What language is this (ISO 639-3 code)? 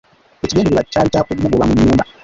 lug